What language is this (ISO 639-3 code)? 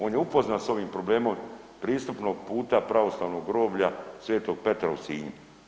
hrv